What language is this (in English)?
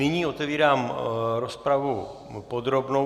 Czech